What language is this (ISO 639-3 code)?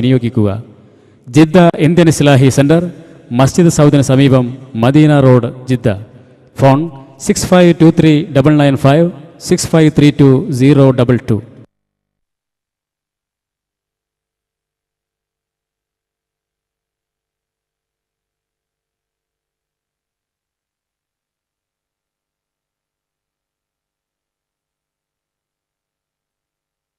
mal